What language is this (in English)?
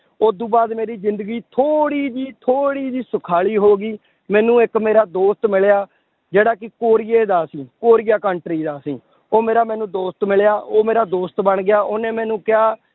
Punjabi